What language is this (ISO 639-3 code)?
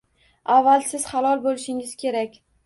uzb